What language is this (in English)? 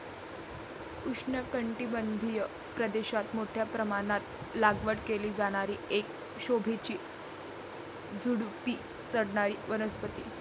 Marathi